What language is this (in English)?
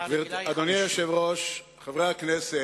Hebrew